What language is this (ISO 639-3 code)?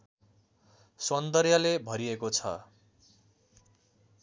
nep